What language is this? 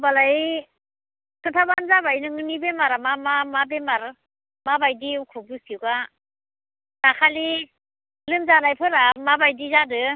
Bodo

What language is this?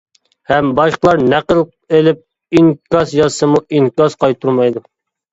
Uyghur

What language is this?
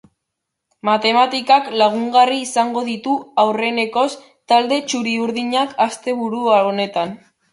Basque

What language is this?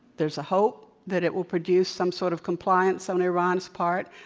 English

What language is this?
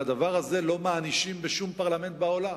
Hebrew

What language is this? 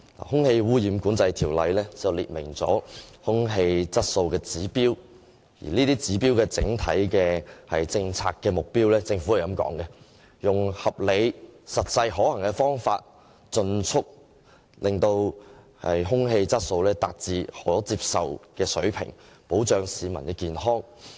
Cantonese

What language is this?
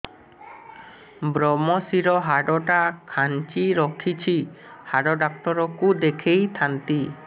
Odia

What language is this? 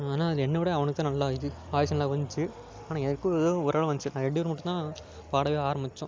Tamil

